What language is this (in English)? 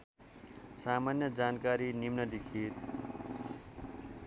Nepali